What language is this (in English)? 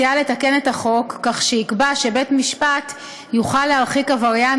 Hebrew